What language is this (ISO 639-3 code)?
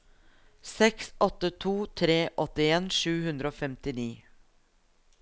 nor